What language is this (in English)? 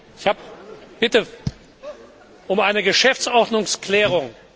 German